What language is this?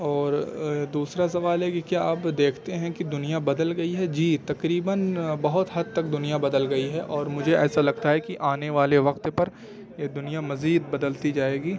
Urdu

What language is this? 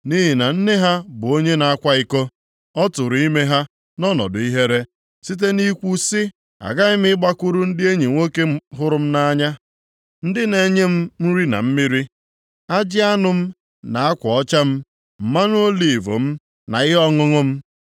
Igbo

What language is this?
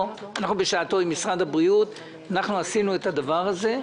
Hebrew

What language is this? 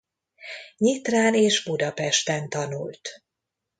Hungarian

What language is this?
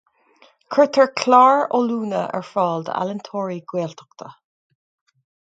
Irish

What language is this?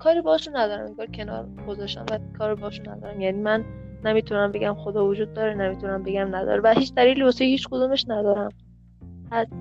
Persian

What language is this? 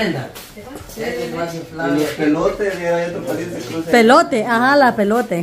Spanish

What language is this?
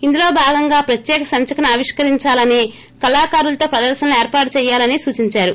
Telugu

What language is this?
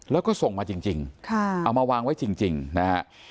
Thai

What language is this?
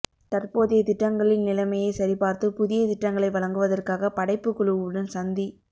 Tamil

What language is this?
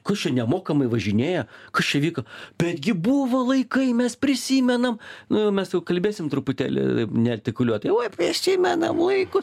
Lithuanian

